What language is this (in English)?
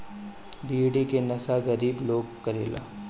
Bhojpuri